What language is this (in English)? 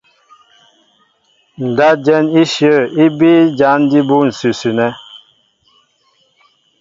Mbo (Cameroon)